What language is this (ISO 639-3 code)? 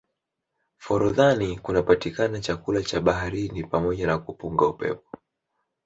swa